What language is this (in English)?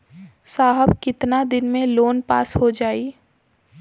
Bhojpuri